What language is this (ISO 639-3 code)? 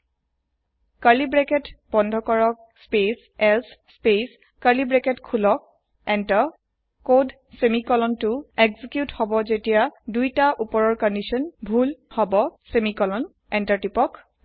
asm